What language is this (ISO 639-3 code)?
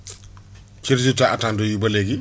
wol